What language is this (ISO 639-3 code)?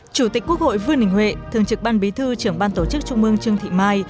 vie